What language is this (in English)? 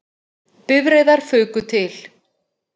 Icelandic